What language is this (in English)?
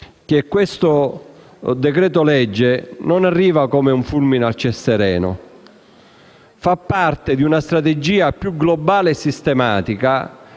Italian